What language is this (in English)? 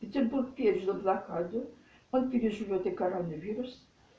Russian